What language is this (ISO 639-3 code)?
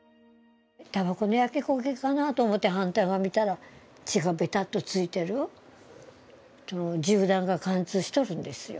jpn